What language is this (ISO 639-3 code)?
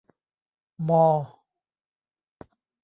tha